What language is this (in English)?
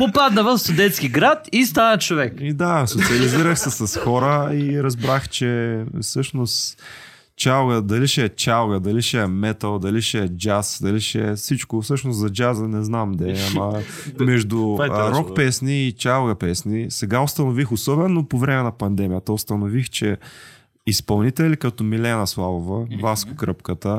Bulgarian